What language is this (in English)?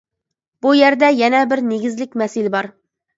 Uyghur